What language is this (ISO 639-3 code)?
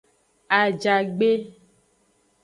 ajg